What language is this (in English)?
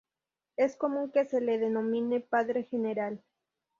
Spanish